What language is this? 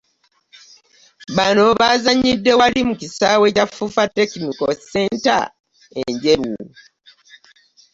Ganda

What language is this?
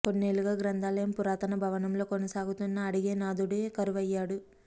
Telugu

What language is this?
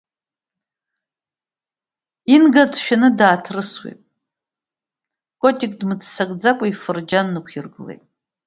Abkhazian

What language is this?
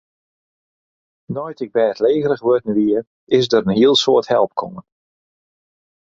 Western Frisian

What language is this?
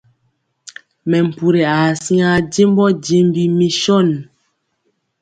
Mpiemo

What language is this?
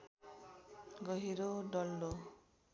Nepali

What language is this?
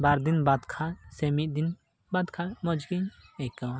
Santali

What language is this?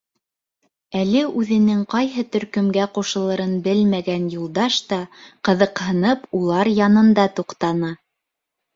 Bashkir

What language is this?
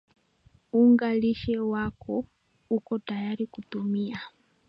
Swahili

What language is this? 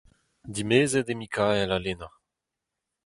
Breton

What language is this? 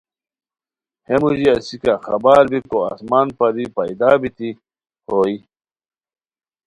Khowar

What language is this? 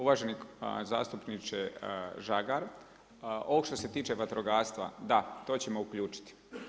Croatian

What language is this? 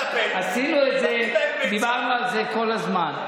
Hebrew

